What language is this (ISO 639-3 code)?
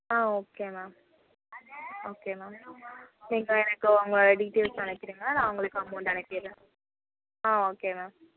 tam